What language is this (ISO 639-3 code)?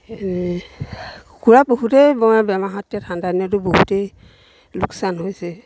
asm